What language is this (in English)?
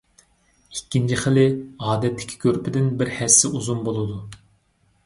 Uyghur